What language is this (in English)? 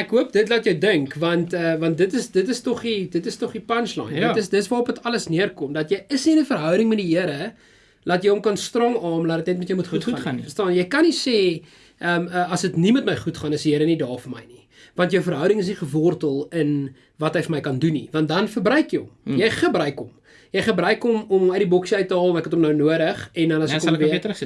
Dutch